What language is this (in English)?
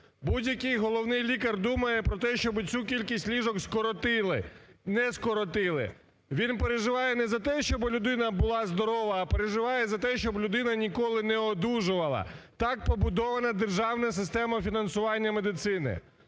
Ukrainian